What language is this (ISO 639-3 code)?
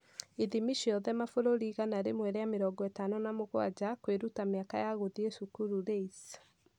kik